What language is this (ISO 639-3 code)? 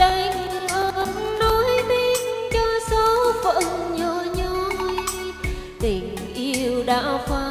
vie